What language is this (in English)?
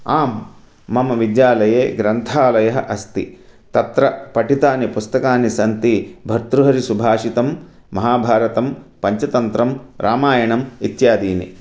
Sanskrit